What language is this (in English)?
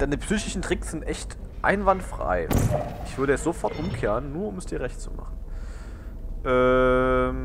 German